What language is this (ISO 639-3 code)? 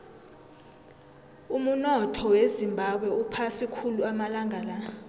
nbl